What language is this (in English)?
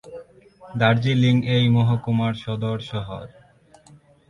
Bangla